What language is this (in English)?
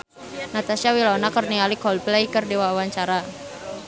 Sundanese